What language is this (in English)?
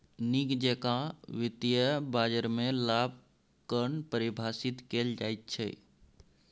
Maithili